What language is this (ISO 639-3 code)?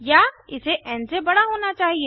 hin